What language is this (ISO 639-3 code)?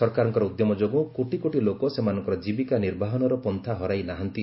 ori